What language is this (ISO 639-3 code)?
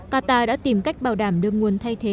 vie